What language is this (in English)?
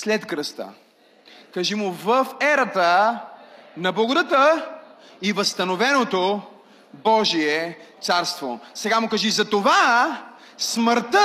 Bulgarian